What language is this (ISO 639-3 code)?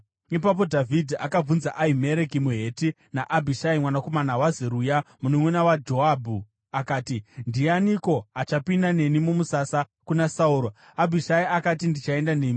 sna